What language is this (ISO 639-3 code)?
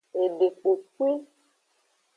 ajg